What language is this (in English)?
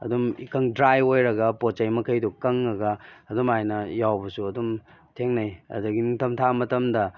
Manipuri